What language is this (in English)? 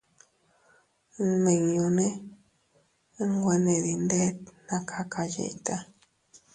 Teutila Cuicatec